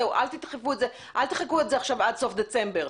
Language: Hebrew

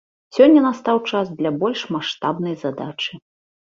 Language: Belarusian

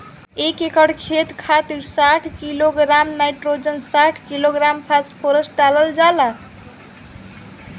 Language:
Bhojpuri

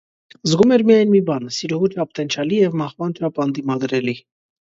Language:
Armenian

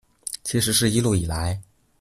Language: Chinese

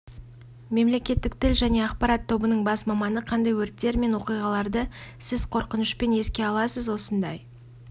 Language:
Kazakh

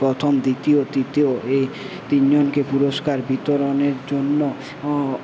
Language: Bangla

